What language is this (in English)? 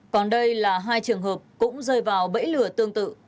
Vietnamese